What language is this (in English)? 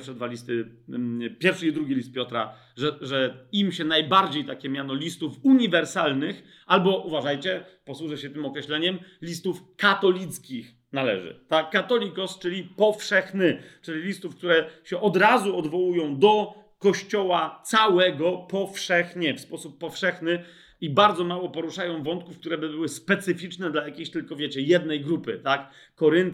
Polish